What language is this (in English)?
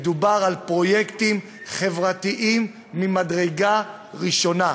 Hebrew